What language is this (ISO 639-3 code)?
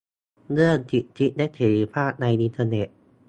tha